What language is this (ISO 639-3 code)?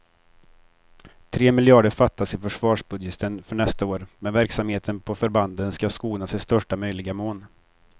swe